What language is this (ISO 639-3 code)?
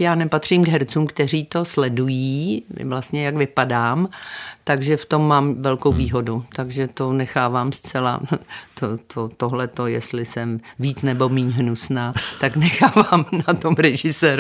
ces